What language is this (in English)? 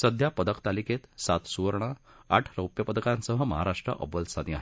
Marathi